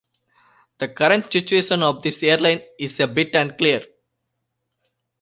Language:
English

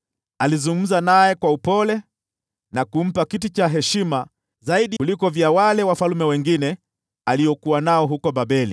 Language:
Swahili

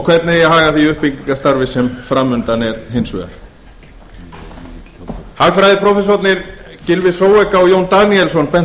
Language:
Icelandic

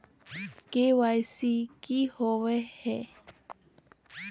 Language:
Magahi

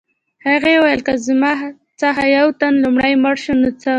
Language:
Pashto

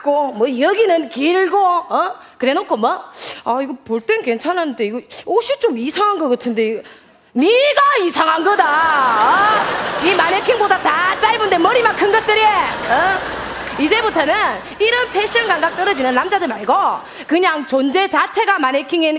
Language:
Korean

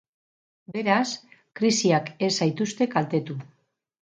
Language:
Basque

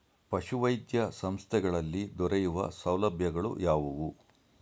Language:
Kannada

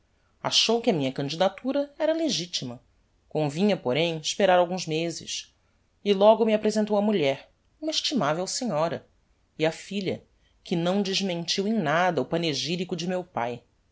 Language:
Portuguese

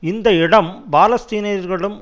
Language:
Tamil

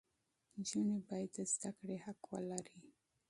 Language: Pashto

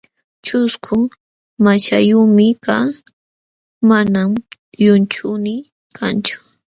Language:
Jauja Wanca Quechua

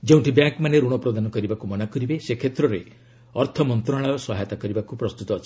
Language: Odia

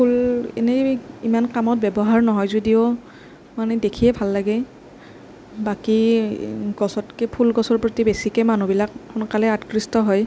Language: Assamese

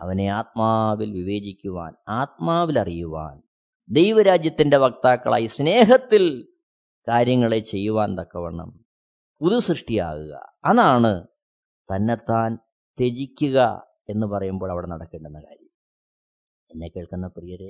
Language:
Malayalam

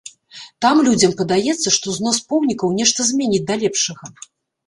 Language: Belarusian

